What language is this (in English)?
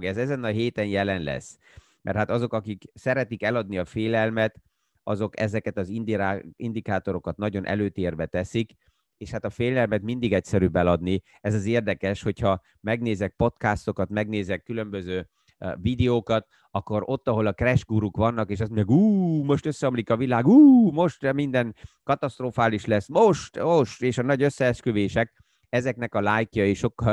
Hungarian